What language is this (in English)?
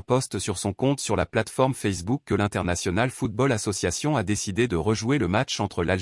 French